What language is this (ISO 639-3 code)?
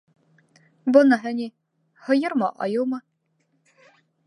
bak